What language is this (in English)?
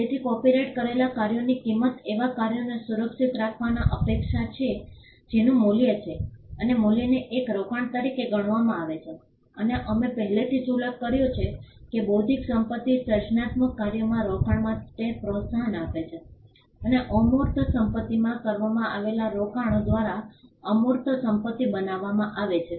Gujarati